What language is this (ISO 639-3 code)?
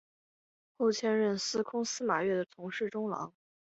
zho